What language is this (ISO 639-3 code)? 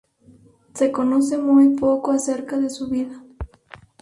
spa